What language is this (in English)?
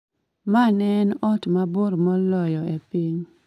Luo (Kenya and Tanzania)